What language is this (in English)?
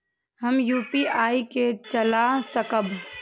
Maithili